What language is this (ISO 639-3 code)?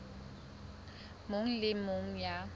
sot